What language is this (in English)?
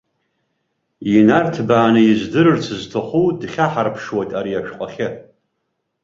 Abkhazian